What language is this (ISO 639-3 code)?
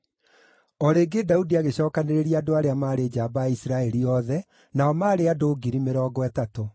kik